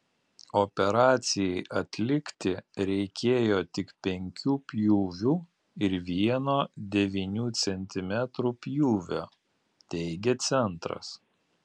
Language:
Lithuanian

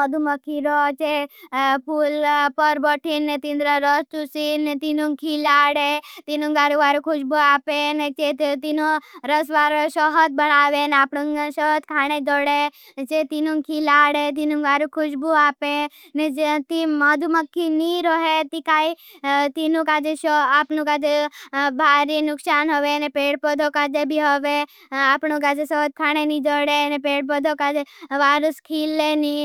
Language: Bhili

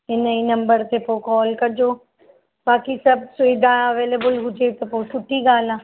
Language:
Sindhi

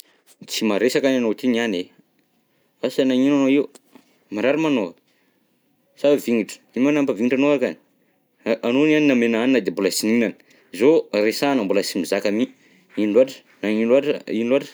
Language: Southern Betsimisaraka Malagasy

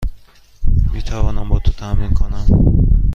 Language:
Persian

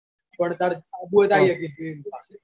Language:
Gujarati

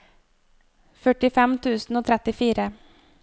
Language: Norwegian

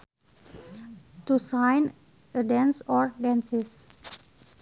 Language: Sundanese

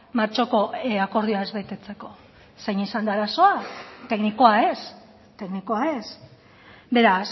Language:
Basque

